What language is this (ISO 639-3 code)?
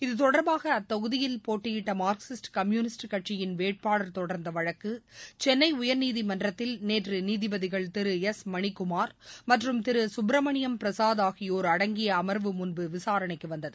tam